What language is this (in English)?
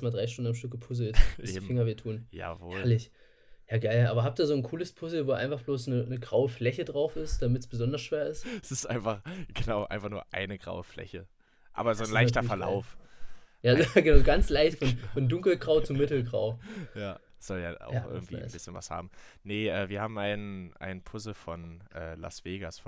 German